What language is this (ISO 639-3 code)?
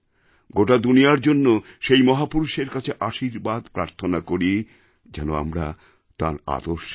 ben